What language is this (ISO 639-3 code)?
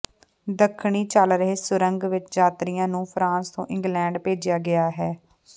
pan